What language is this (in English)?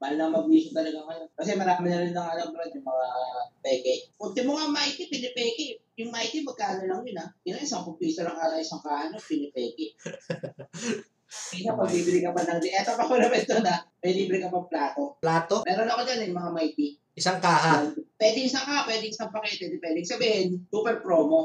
Filipino